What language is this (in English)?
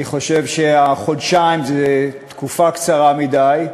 Hebrew